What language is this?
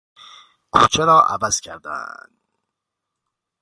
Persian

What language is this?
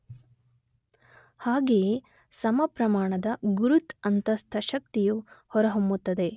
Kannada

